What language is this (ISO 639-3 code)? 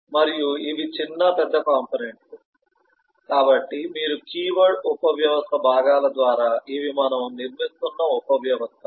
tel